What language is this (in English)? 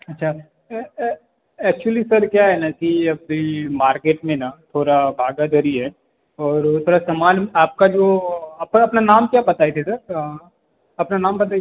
Hindi